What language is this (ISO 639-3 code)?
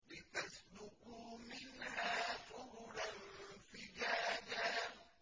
ara